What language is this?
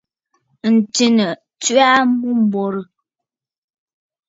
Bafut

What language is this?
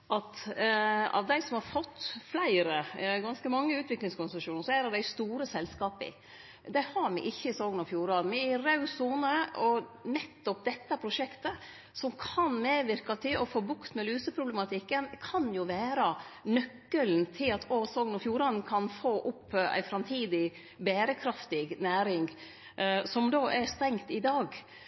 Norwegian Nynorsk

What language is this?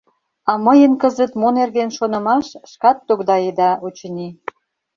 Mari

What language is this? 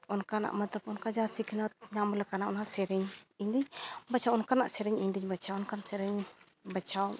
Santali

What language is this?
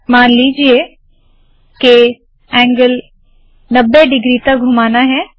Hindi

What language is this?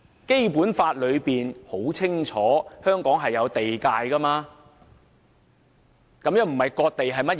Cantonese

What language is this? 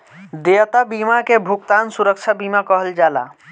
Bhojpuri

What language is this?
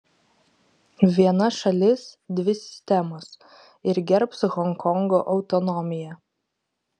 Lithuanian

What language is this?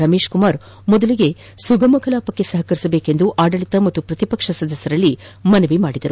Kannada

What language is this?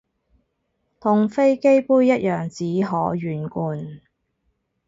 Cantonese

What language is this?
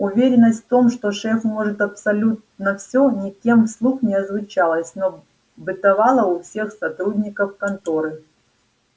Russian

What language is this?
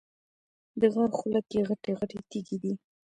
Pashto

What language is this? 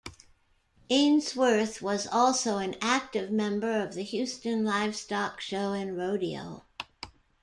English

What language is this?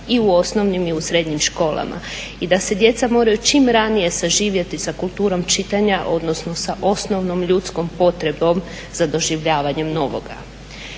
Croatian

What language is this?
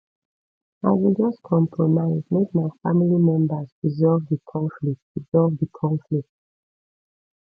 Nigerian Pidgin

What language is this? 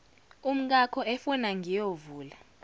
Zulu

